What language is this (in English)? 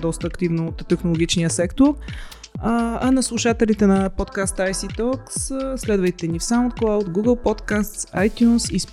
Bulgarian